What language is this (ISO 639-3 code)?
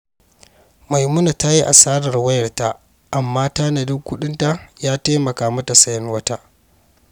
hau